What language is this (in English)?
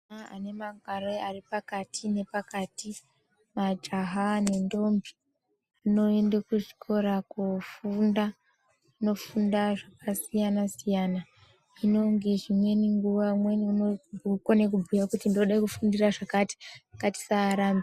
Ndau